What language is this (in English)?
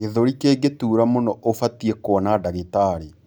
Kikuyu